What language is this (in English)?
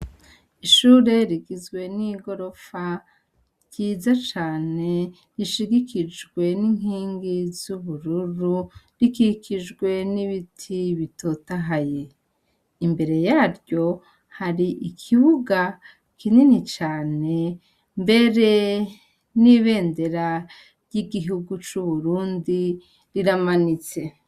Rundi